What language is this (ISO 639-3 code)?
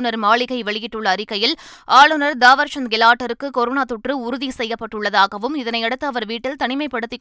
tam